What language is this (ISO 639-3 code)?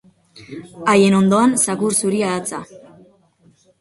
eus